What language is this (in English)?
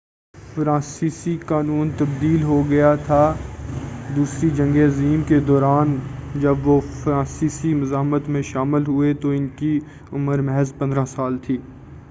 Urdu